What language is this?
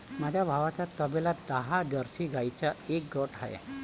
Marathi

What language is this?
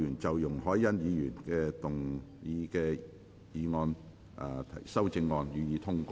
Cantonese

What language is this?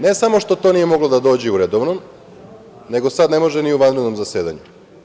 Serbian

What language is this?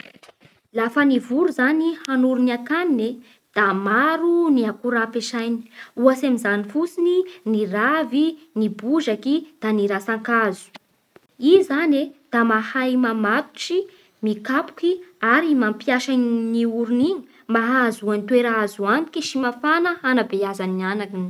Bara Malagasy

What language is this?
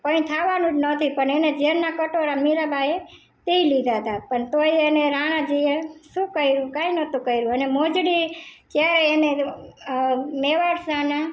Gujarati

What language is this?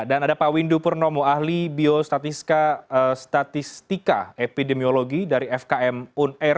Indonesian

